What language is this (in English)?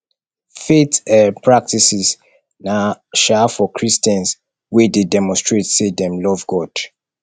Nigerian Pidgin